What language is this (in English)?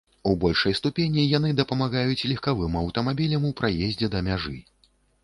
Belarusian